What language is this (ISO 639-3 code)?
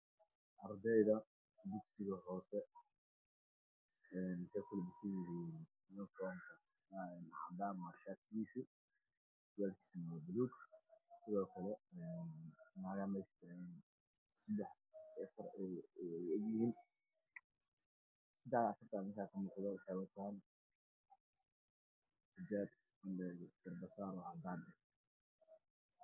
som